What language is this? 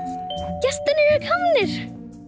Icelandic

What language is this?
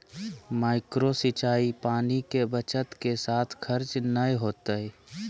Magahi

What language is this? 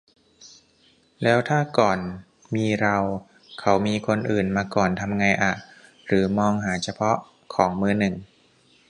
Thai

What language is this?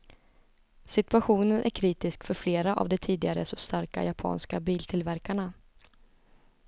Swedish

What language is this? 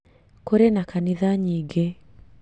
Kikuyu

